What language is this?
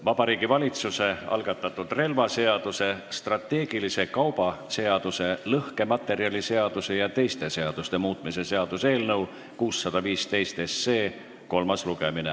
Estonian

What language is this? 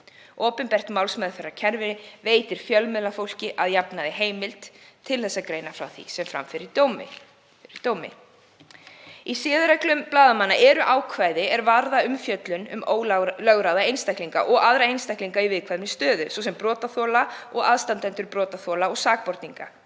Icelandic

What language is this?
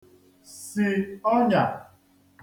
Igbo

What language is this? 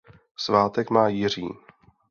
Czech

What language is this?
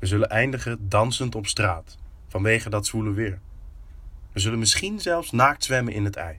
Dutch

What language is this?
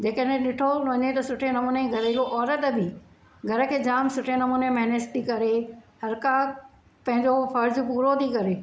Sindhi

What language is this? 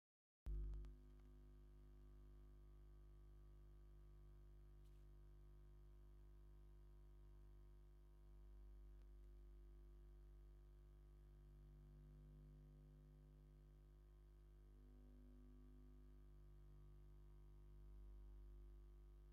Tigrinya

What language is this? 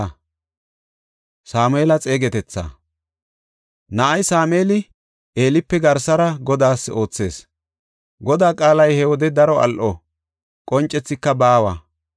Gofa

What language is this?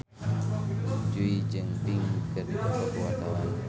Sundanese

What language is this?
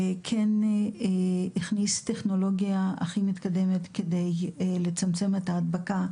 Hebrew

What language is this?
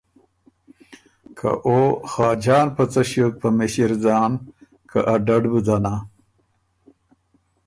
Ormuri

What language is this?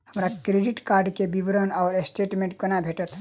Maithili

